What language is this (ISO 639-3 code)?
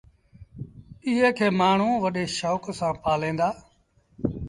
sbn